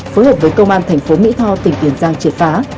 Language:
Vietnamese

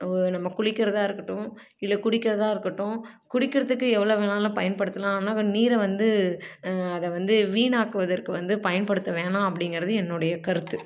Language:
Tamil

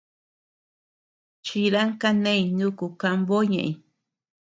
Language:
Tepeuxila Cuicatec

